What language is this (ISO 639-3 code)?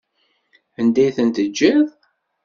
kab